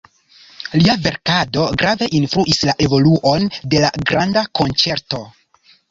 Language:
Esperanto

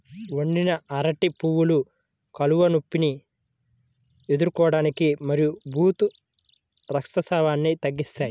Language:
Telugu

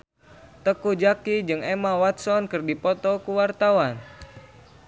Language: Sundanese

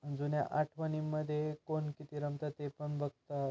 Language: Marathi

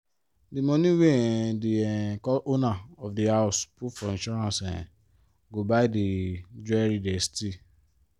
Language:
Nigerian Pidgin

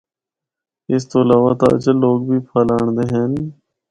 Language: Northern Hindko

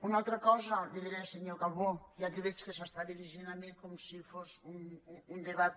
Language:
Catalan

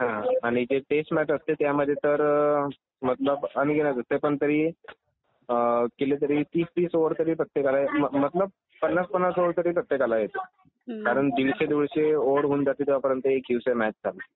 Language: Marathi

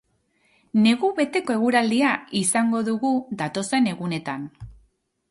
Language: Basque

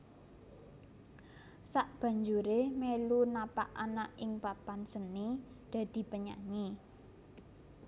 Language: Javanese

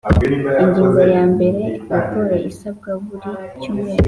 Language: Kinyarwanda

